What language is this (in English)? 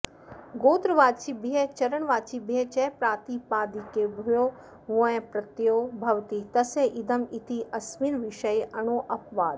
Sanskrit